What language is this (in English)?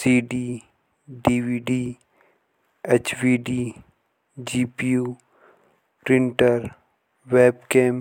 Jaunsari